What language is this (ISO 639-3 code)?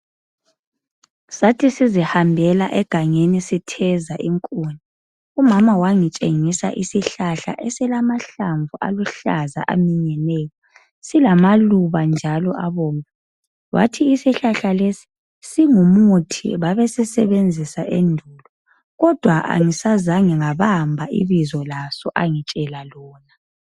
nde